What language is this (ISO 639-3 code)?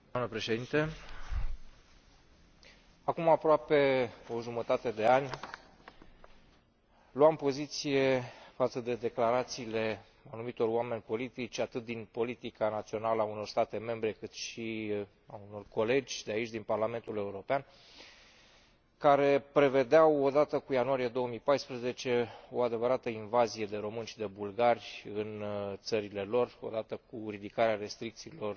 ron